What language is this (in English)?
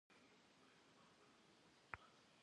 Kabardian